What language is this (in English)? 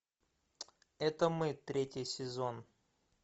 Russian